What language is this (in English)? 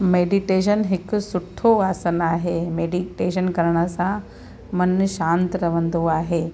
Sindhi